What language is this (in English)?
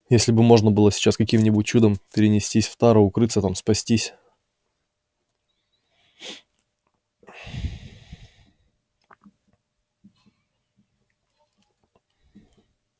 Russian